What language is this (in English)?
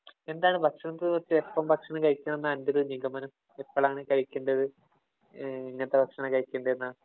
Malayalam